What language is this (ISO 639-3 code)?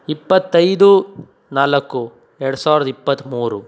kan